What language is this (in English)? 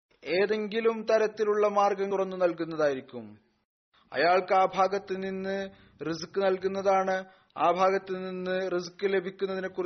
Malayalam